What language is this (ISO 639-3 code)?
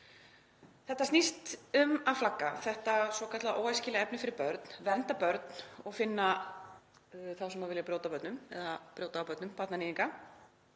isl